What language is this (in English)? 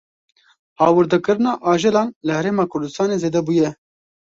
Kurdish